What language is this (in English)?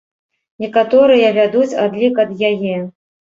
Belarusian